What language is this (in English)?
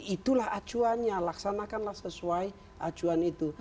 Indonesian